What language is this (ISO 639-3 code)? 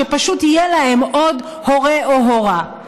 heb